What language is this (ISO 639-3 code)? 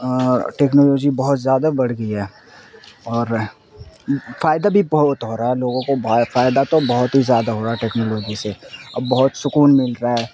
urd